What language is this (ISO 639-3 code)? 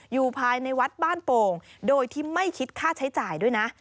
tha